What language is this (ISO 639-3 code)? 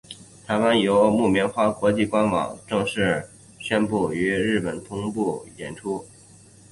zho